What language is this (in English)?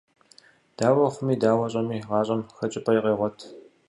Kabardian